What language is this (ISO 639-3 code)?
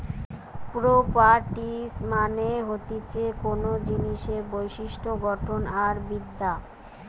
ben